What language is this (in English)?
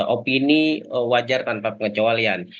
Indonesian